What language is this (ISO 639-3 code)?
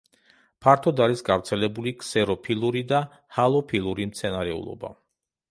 kat